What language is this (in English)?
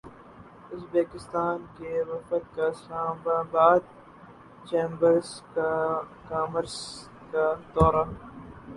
Urdu